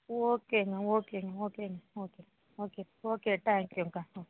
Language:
Tamil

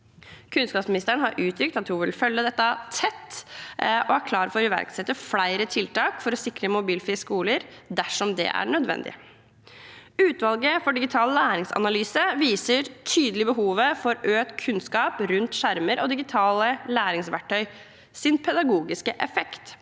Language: Norwegian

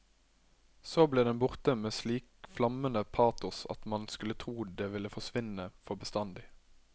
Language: Norwegian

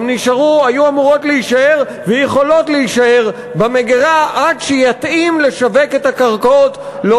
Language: Hebrew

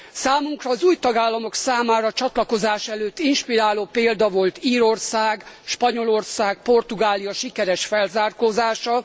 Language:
Hungarian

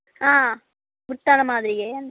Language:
Telugu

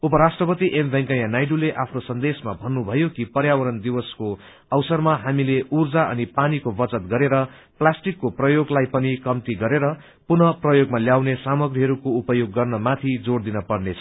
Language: Nepali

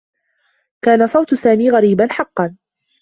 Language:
Arabic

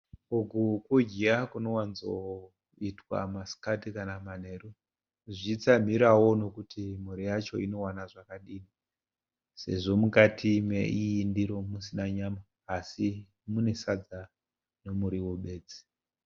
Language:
Shona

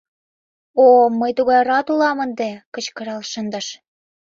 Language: Mari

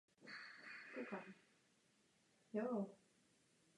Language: Czech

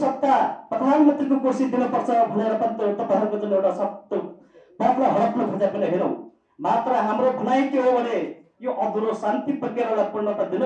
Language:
Indonesian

